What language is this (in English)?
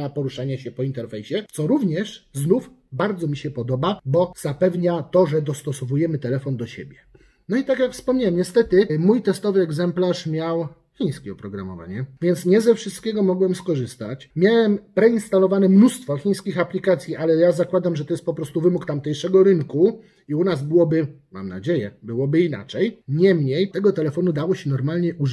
Polish